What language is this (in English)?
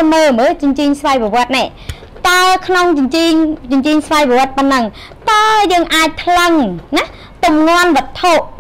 Thai